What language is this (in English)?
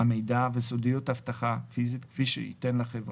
Hebrew